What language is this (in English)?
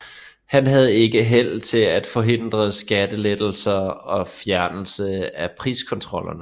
Danish